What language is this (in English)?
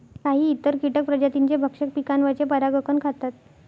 Marathi